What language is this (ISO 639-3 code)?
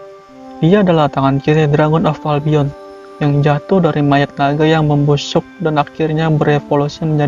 ind